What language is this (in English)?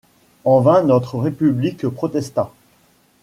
French